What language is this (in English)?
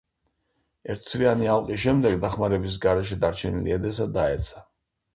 Georgian